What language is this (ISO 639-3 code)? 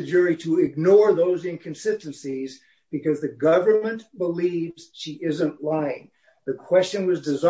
eng